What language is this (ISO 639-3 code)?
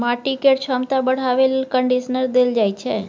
mai